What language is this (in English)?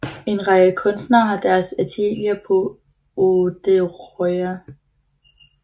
Danish